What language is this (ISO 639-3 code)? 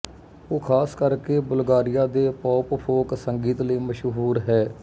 pan